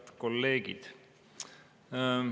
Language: Estonian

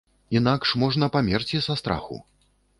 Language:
Belarusian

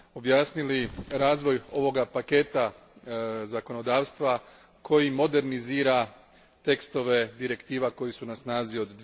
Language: Croatian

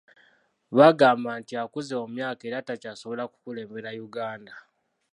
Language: Ganda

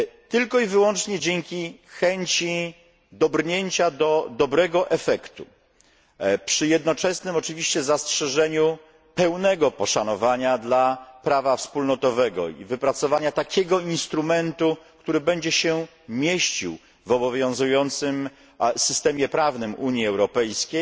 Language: Polish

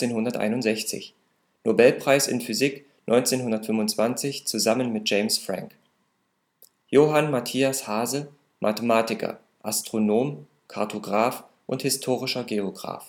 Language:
German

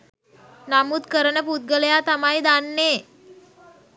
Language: Sinhala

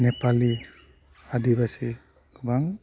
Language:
Bodo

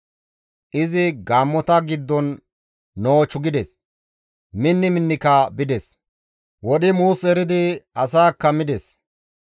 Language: Gamo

